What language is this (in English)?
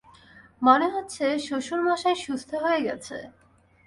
Bangla